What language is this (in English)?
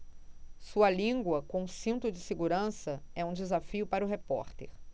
Portuguese